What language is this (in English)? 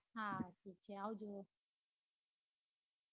Gujarati